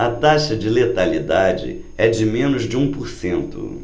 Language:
Portuguese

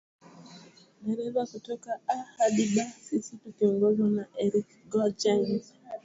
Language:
Swahili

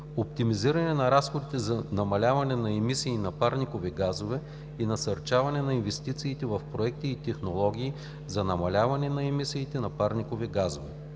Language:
Bulgarian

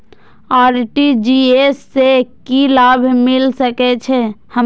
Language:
Maithili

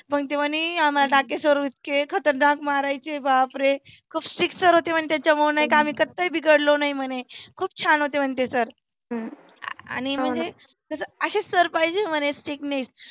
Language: Marathi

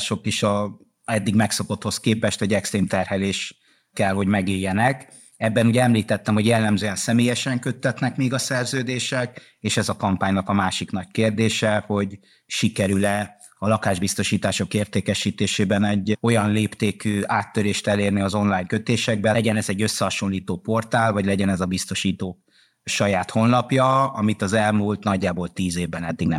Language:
Hungarian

